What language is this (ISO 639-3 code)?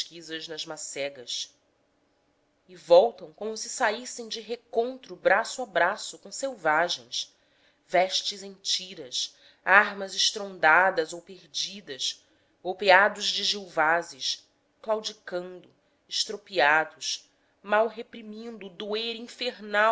por